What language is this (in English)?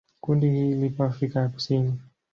Swahili